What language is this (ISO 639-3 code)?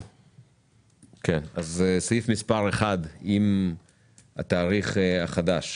heb